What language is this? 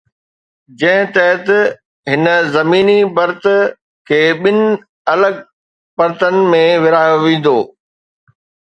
Sindhi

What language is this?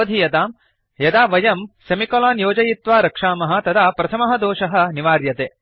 Sanskrit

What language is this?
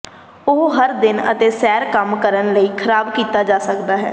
Punjabi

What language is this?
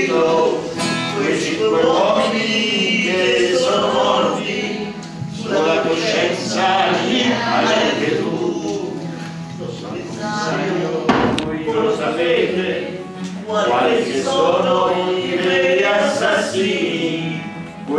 Ukrainian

